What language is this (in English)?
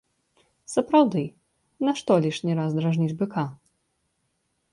Belarusian